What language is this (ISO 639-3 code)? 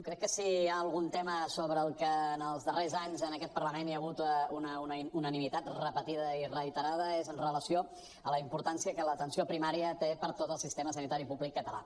cat